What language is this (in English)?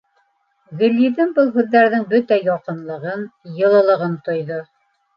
Bashkir